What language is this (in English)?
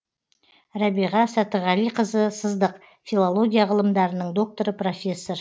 Kazakh